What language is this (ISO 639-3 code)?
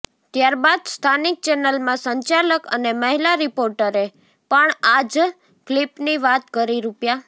guj